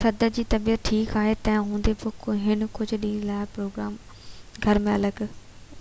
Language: Sindhi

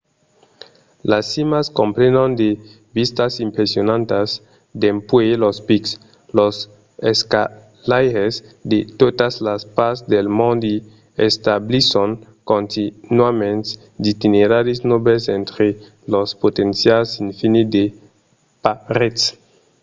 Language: Occitan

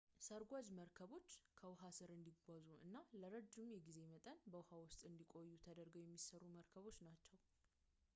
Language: Amharic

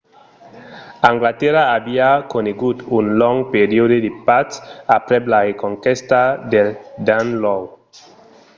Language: Occitan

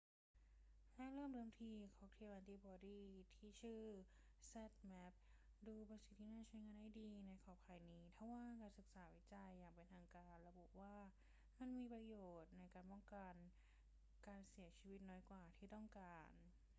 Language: Thai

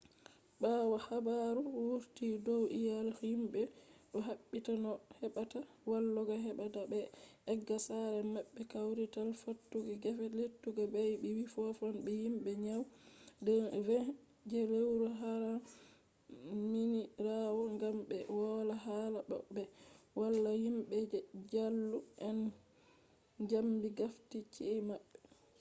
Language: Fula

